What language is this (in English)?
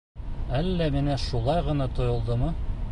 Bashkir